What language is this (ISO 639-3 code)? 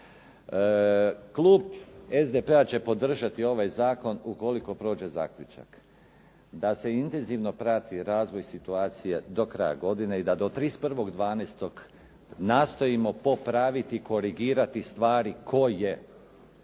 hrv